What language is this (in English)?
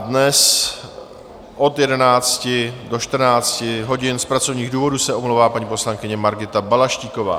Czech